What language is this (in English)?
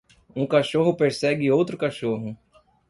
Portuguese